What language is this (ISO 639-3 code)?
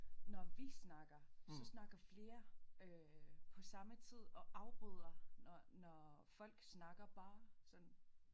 dan